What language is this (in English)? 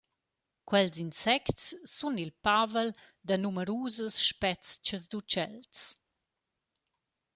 Romansh